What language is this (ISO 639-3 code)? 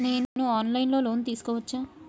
tel